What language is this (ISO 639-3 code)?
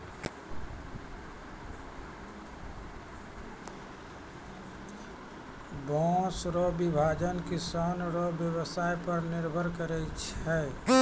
mai